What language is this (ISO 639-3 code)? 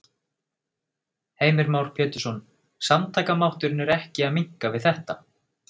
isl